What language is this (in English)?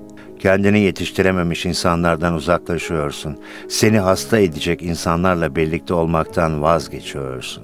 Turkish